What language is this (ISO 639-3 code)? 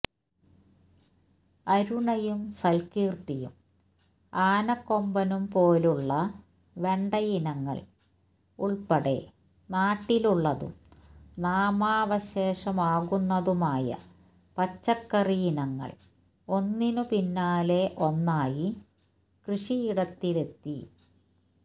mal